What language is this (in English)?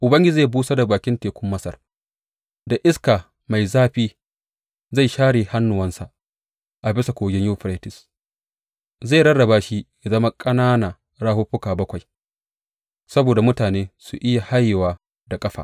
Hausa